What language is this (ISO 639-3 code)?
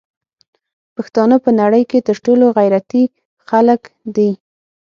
pus